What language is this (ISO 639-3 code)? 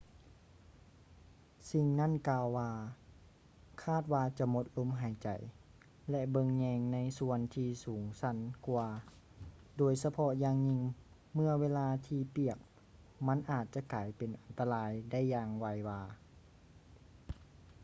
lao